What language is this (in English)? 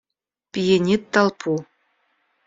Russian